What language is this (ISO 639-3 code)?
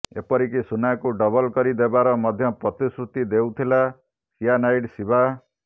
ori